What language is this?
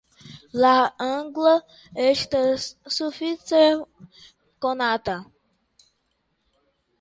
Esperanto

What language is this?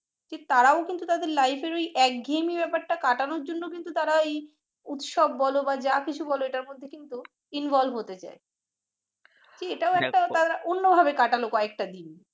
Bangla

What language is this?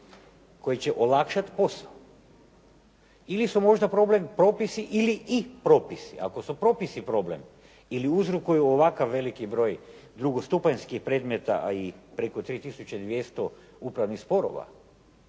Croatian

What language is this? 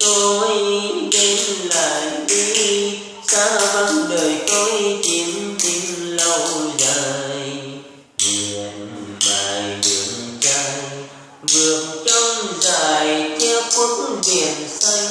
Vietnamese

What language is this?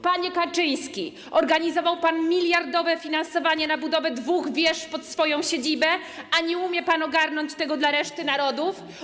Polish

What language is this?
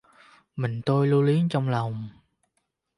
Vietnamese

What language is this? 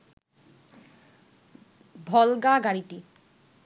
Bangla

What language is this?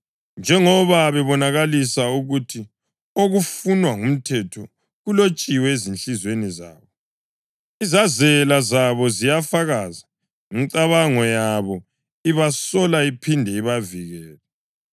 North Ndebele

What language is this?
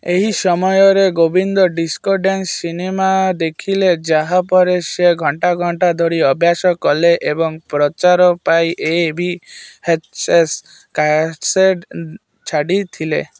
Odia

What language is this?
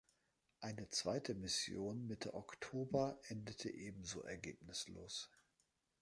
German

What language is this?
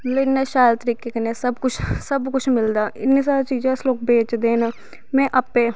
Dogri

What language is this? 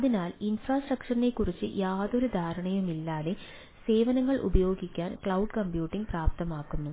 Malayalam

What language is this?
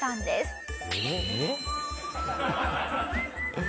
Japanese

